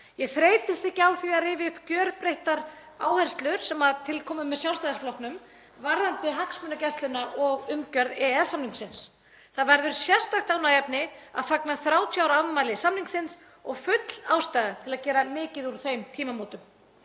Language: Icelandic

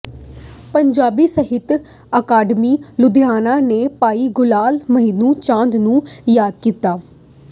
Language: Punjabi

